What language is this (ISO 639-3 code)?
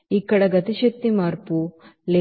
tel